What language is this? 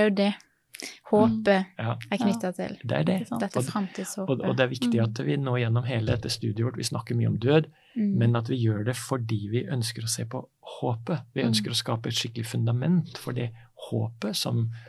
Danish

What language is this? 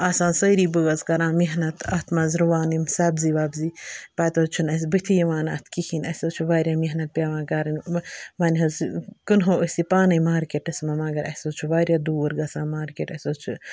Kashmiri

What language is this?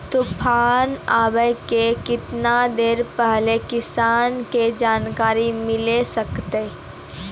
Maithili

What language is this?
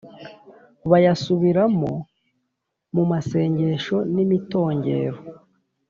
Kinyarwanda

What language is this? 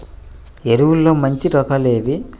Telugu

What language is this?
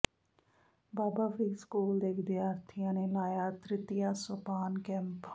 Punjabi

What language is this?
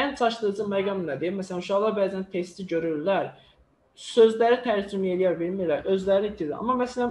Turkish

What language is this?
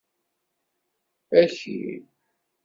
Kabyle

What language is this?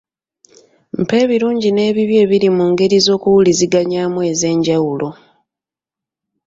Ganda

